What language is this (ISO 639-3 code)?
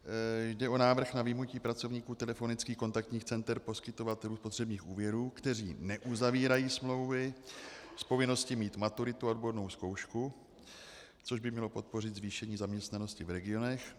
ces